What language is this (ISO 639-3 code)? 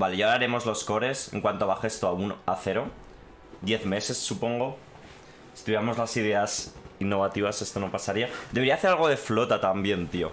spa